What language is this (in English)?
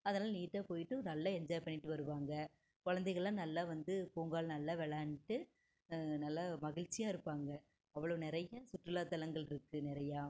Tamil